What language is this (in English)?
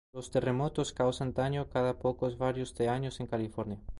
Spanish